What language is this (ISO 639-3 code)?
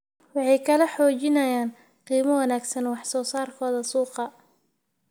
som